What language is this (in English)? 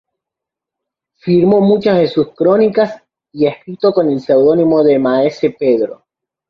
Spanish